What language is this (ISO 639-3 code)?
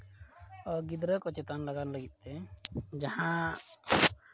sat